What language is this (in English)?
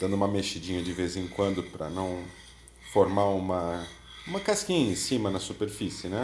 Portuguese